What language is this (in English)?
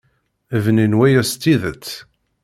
Kabyle